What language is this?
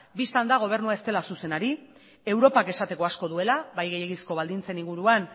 Basque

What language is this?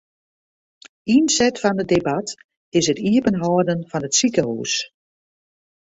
Western Frisian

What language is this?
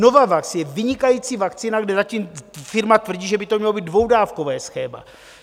Czech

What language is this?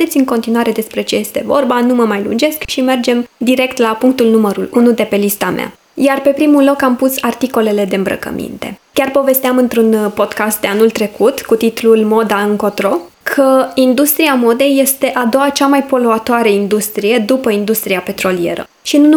Romanian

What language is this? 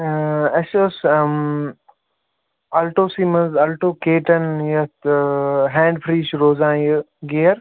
Kashmiri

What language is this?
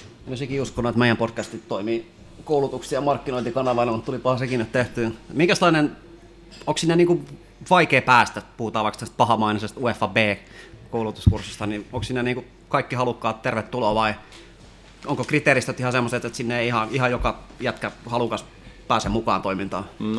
Finnish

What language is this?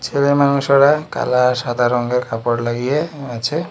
Bangla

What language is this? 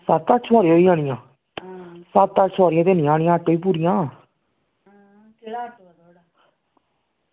Dogri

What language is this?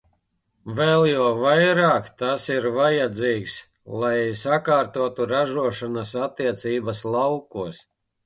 Latvian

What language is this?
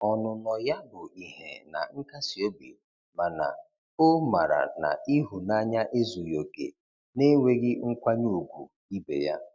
Igbo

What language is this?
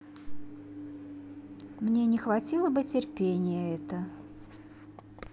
Russian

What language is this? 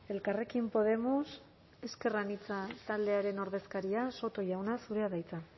Basque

